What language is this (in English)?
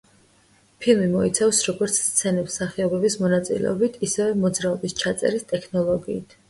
Georgian